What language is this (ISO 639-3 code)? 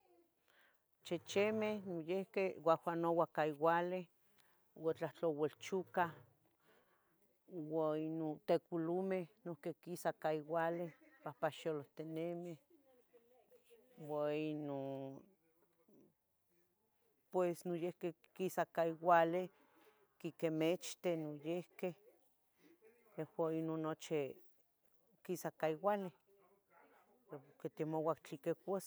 nhg